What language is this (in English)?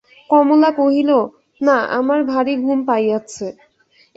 Bangla